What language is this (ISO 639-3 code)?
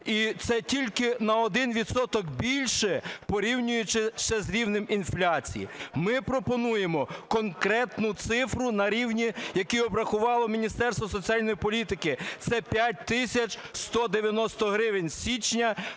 ukr